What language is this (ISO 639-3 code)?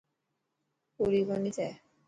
mki